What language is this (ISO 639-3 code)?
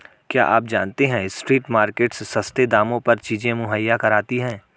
hin